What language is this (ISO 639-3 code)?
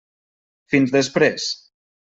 cat